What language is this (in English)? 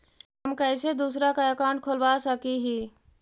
Magahi